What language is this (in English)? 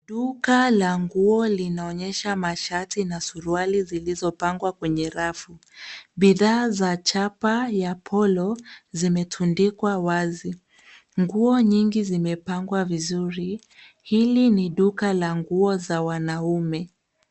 Swahili